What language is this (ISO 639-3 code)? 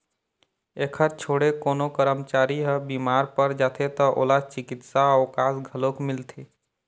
hne